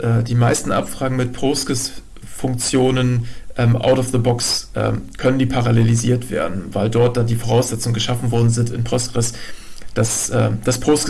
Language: German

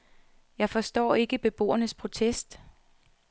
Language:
Danish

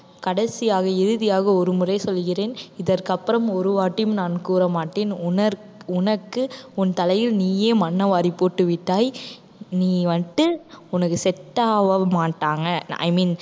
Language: Tamil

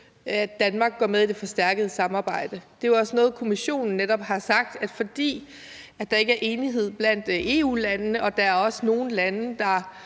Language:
Danish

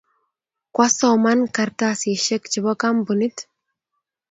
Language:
Kalenjin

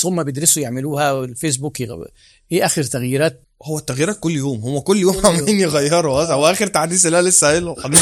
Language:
Arabic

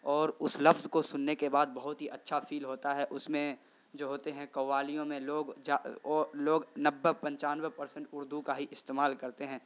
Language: Urdu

